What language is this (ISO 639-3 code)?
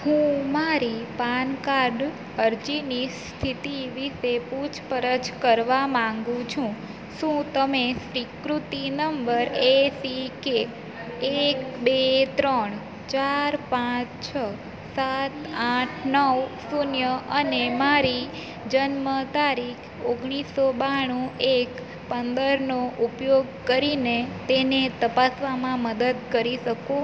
guj